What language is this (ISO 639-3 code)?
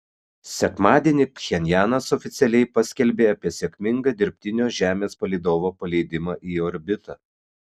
lit